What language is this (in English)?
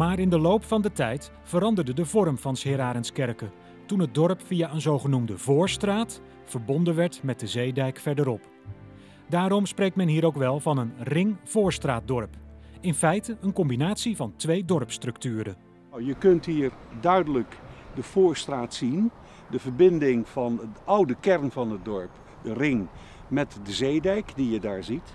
Dutch